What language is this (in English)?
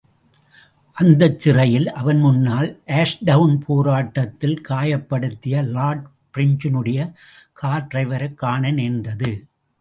Tamil